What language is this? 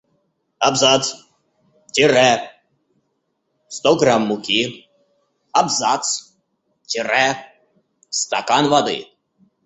Russian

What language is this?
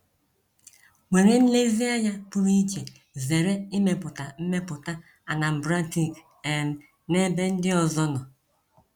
Igbo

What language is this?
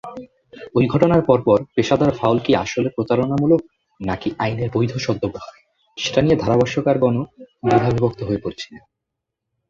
Bangla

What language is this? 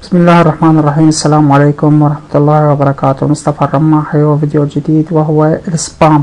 Arabic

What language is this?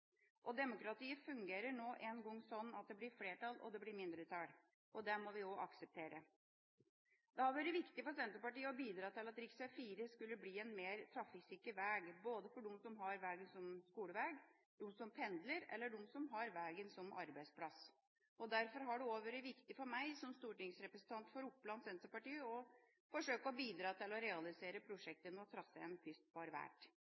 Norwegian Bokmål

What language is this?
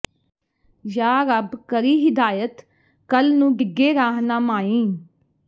Punjabi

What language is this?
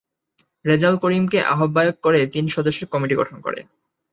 Bangla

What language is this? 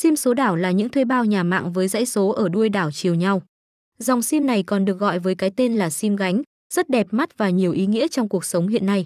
Vietnamese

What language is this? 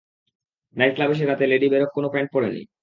Bangla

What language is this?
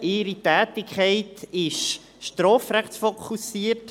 Swiss German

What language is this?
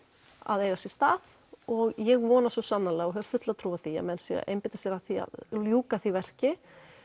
Icelandic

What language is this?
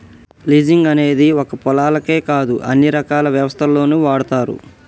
Telugu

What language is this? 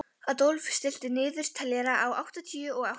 Icelandic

